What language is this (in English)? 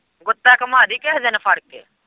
Punjabi